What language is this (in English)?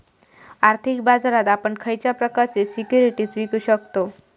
Marathi